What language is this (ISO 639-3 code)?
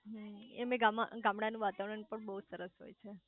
guj